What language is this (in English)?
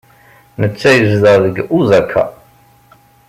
Kabyle